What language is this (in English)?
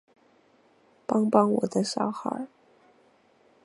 Chinese